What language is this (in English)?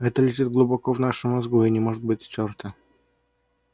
Russian